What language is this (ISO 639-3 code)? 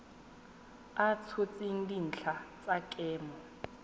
tsn